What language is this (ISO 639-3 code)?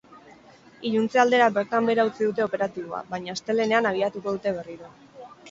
eus